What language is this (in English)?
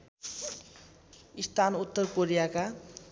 Nepali